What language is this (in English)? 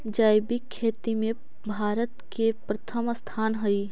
Magahi